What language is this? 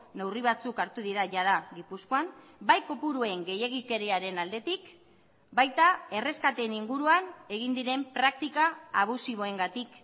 Basque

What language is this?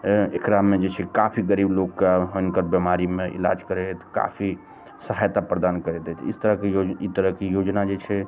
Maithili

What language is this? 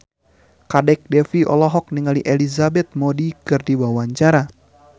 Sundanese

